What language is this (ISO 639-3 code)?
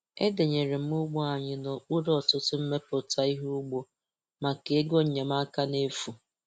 ibo